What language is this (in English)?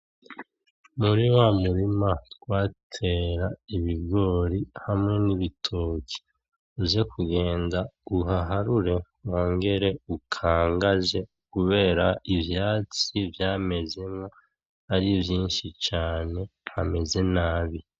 Rundi